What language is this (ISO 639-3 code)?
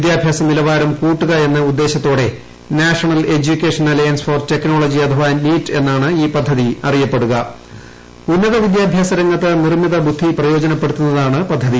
mal